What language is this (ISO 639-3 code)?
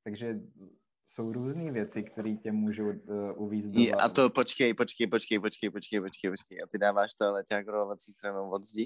ces